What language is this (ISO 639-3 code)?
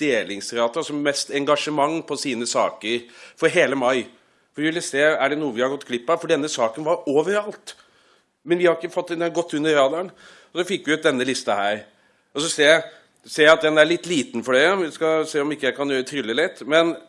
nor